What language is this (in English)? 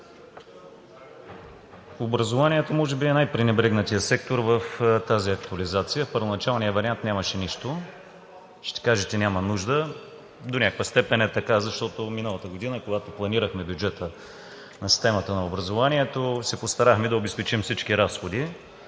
Bulgarian